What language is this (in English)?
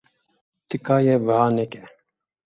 Kurdish